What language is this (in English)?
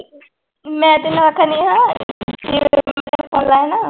Punjabi